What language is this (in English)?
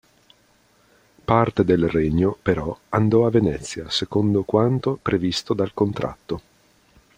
Italian